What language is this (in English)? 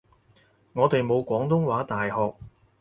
Cantonese